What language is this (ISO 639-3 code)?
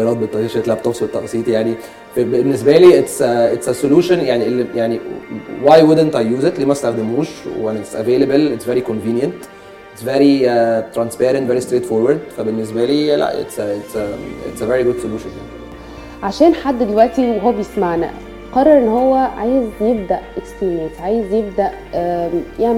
ara